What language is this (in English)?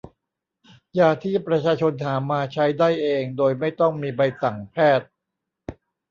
Thai